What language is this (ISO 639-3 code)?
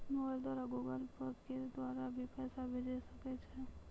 mai